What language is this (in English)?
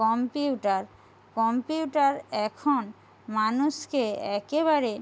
Bangla